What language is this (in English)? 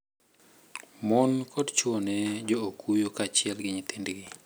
Luo (Kenya and Tanzania)